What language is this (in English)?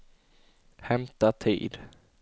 Swedish